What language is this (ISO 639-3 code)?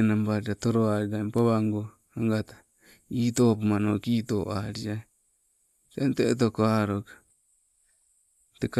nco